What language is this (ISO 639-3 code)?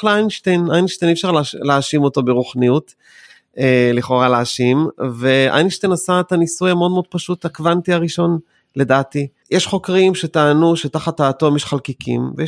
heb